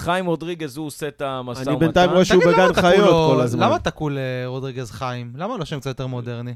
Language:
Hebrew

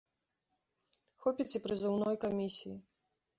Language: Belarusian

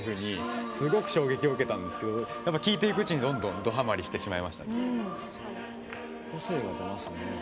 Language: Japanese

